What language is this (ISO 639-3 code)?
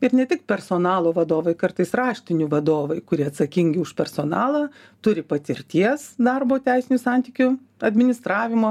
lit